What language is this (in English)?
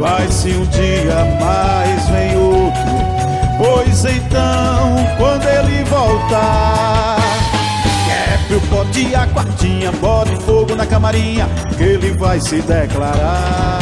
Portuguese